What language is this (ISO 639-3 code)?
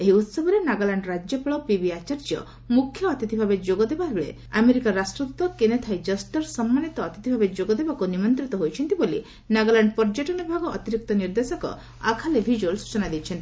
ori